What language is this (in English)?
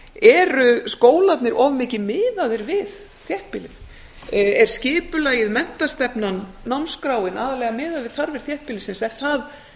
Icelandic